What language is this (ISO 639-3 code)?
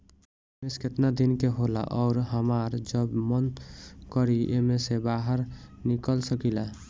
bho